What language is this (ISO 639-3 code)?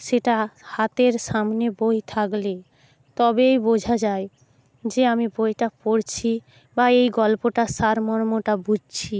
ben